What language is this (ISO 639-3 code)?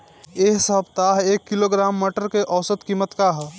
bho